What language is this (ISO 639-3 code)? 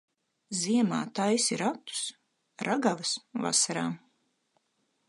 lav